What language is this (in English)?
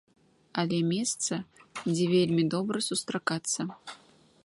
Belarusian